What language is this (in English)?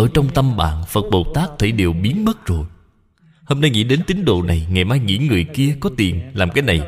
Vietnamese